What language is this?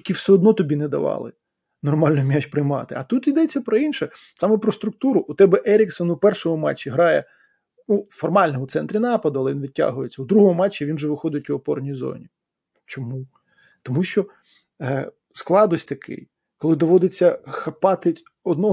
Ukrainian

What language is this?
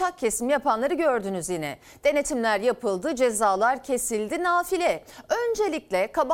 Turkish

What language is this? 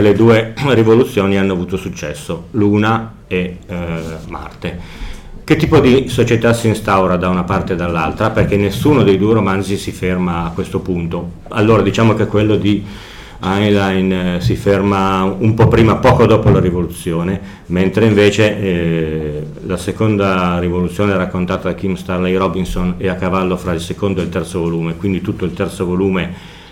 Italian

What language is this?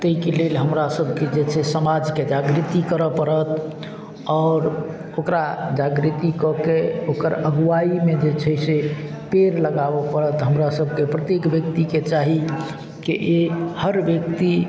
Maithili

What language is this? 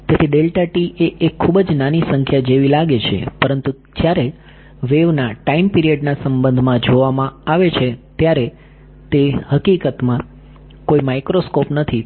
Gujarati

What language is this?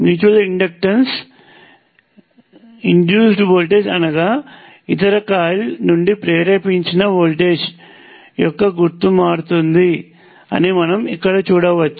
Telugu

